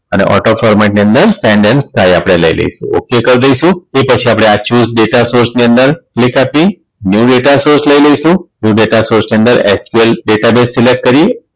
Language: Gujarati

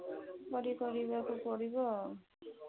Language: Odia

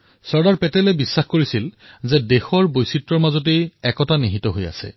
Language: Assamese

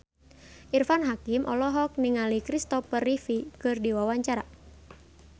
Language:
Sundanese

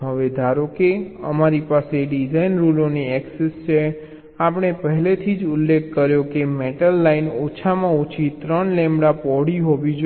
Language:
Gujarati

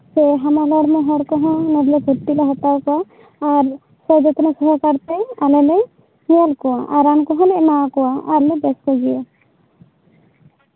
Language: Santali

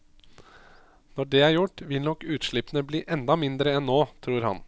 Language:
Norwegian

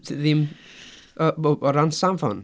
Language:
Welsh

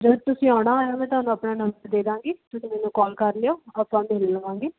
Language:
Punjabi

